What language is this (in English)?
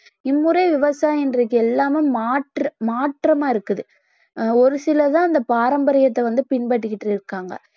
Tamil